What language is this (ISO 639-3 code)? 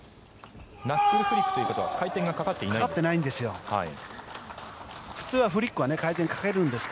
jpn